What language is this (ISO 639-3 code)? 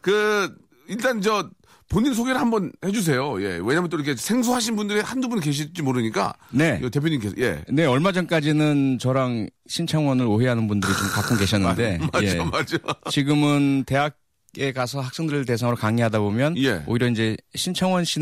kor